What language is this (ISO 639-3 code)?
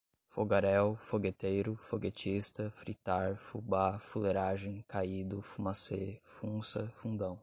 por